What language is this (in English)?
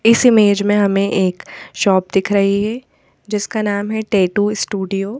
Hindi